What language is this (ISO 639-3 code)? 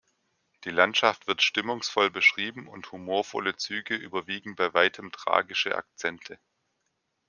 deu